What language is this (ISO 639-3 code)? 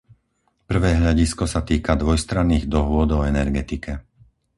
slk